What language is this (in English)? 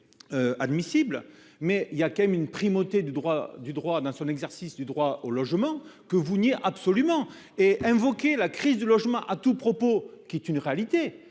French